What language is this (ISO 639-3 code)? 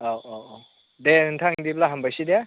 brx